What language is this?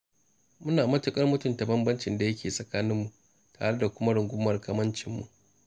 Hausa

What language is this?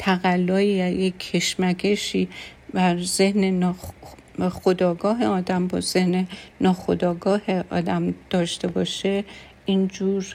Persian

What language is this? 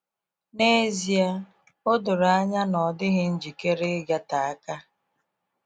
Igbo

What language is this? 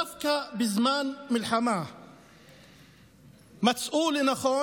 Hebrew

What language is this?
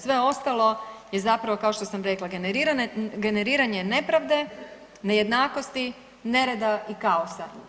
Croatian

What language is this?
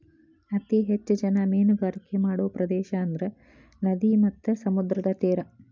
Kannada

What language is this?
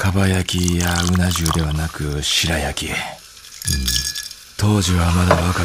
Japanese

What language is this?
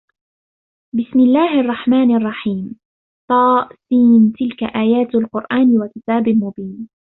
Arabic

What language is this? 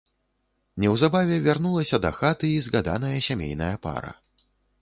Belarusian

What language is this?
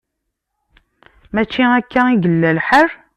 Kabyle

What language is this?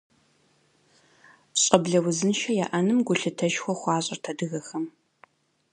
Kabardian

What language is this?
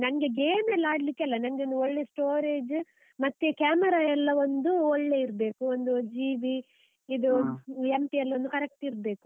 Kannada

